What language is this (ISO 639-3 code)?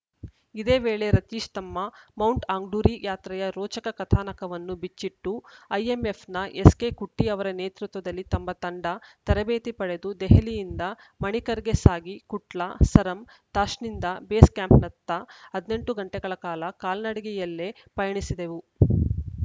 kan